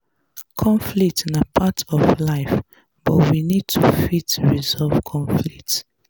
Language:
Nigerian Pidgin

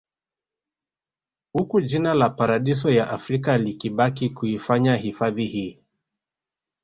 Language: Swahili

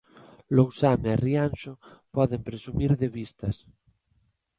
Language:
Galician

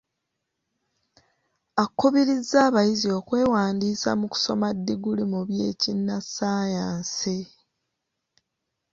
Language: Ganda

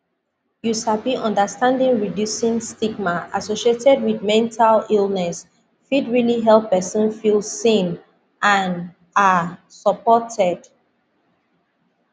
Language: Nigerian Pidgin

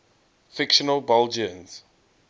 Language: English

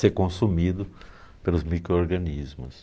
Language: Portuguese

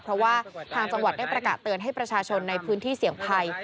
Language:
Thai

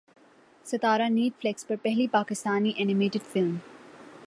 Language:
Urdu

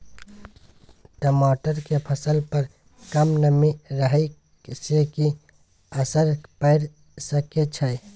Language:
Maithili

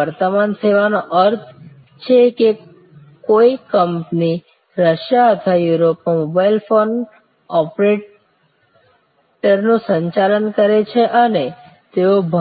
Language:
Gujarati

